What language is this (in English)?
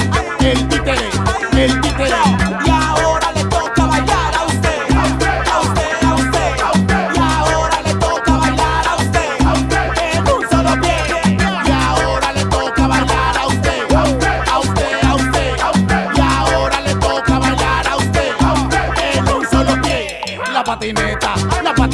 Indonesian